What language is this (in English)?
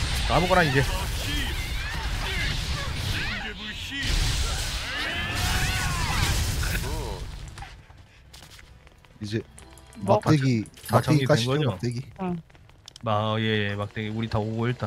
Korean